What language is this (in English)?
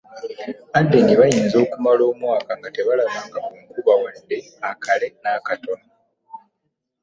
Ganda